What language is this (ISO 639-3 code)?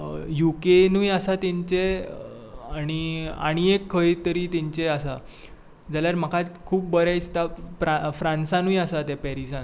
kok